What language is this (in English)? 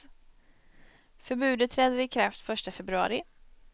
Swedish